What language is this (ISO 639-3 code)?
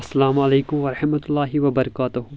kas